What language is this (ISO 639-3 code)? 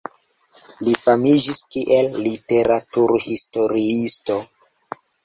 epo